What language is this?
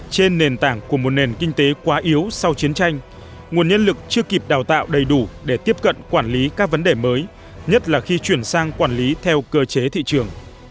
Vietnamese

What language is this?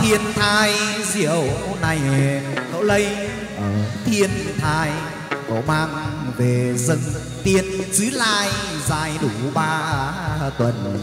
Vietnamese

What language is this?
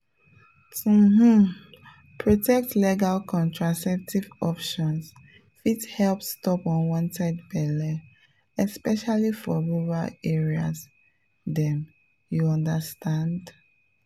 Nigerian Pidgin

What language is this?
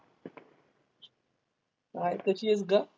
Marathi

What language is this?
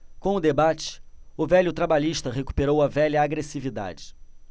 Portuguese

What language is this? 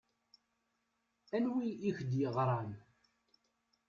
Kabyle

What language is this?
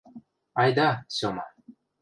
Western Mari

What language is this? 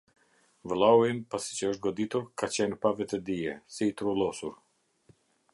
Albanian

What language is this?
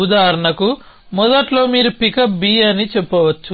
Telugu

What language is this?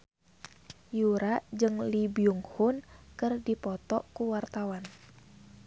Sundanese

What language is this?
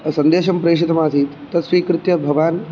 Sanskrit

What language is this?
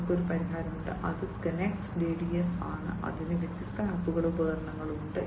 Malayalam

